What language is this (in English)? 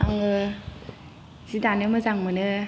Bodo